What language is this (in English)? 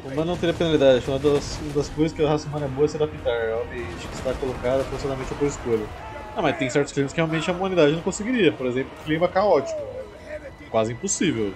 Portuguese